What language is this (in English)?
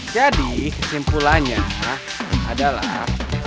Indonesian